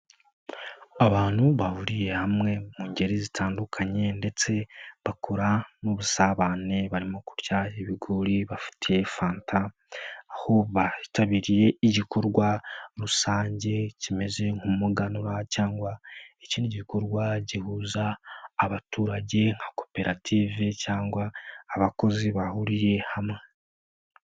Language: Kinyarwanda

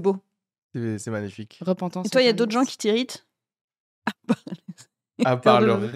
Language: French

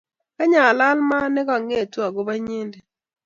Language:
Kalenjin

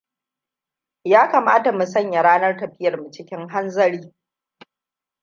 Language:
Hausa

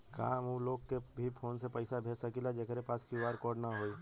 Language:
Bhojpuri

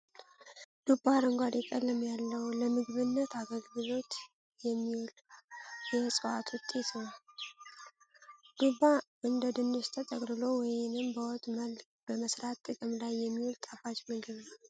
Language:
Amharic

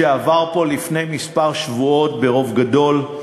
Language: Hebrew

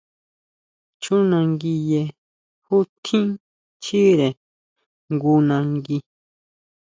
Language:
Huautla Mazatec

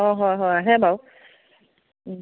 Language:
Assamese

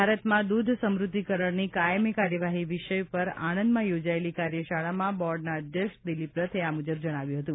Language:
Gujarati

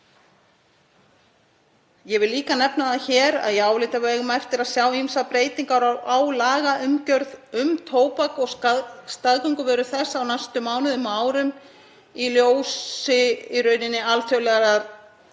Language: Icelandic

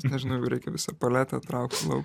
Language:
Lithuanian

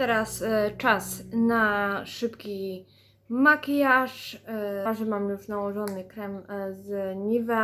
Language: Polish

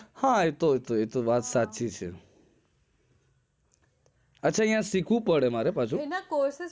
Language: Gujarati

